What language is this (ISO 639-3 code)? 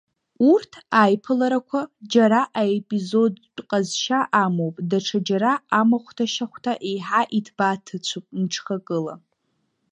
abk